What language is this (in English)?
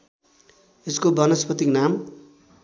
Nepali